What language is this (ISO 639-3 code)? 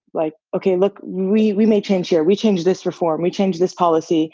eng